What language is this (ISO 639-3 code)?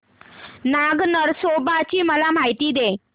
mar